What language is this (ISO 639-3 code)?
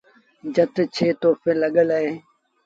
sbn